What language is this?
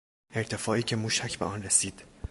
Persian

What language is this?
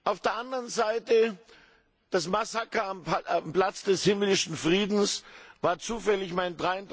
German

